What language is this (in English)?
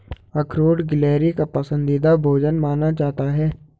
Hindi